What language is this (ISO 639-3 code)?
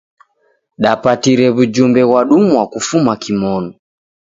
dav